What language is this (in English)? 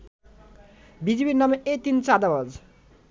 Bangla